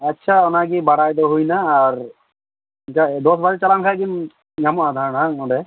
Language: Santali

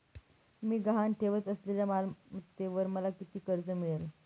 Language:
Marathi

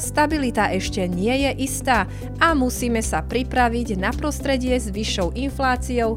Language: Slovak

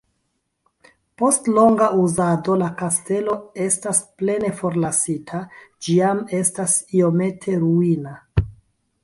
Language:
Esperanto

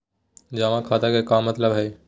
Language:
Magahi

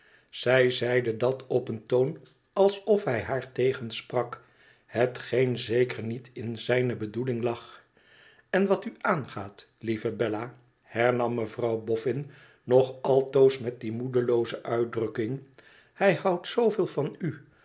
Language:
Dutch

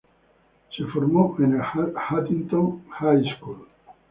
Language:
Spanish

